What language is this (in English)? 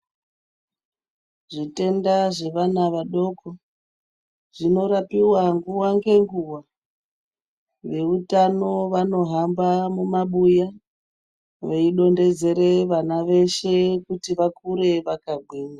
Ndau